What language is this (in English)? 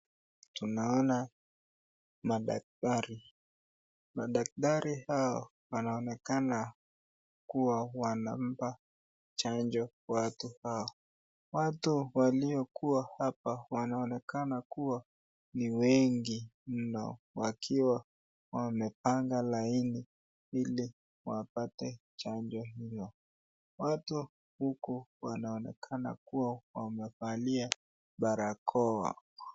Swahili